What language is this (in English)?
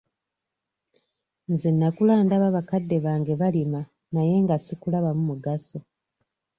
Ganda